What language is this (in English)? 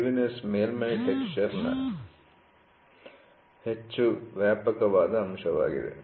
Kannada